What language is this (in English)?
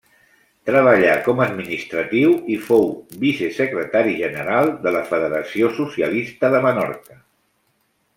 Catalan